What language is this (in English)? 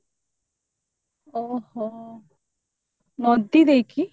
Odia